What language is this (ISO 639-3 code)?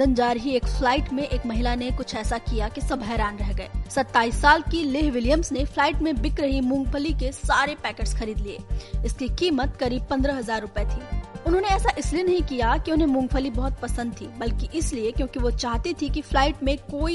hin